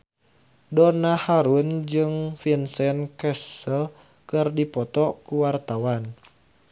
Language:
Sundanese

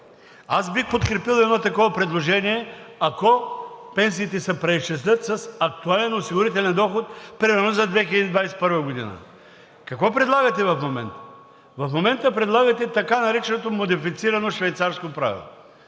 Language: Bulgarian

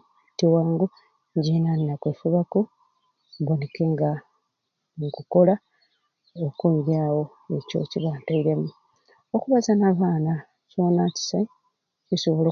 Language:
Ruuli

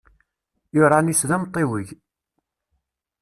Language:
Kabyle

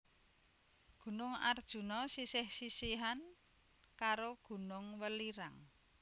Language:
Javanese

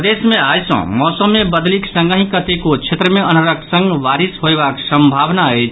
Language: Maithili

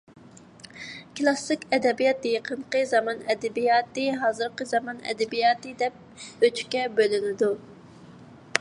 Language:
Uyghur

